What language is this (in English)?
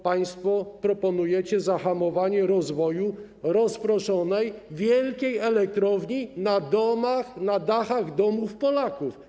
Polish